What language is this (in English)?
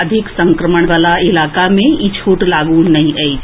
Maithili